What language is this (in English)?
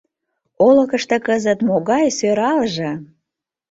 Mari